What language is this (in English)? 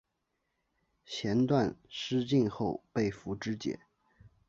Chinese